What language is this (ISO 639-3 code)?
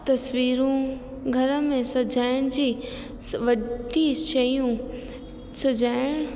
snd